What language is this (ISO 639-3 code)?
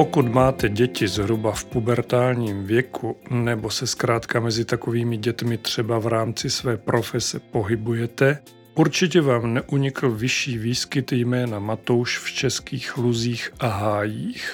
ces